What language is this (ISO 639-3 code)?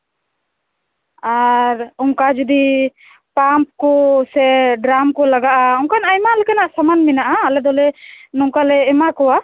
sat